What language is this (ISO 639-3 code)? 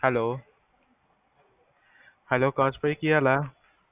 pan